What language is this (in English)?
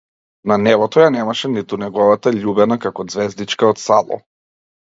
Macedonian